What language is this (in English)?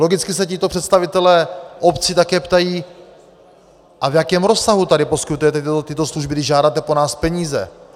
Czech